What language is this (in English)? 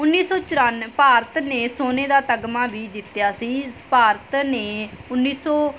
Punjabi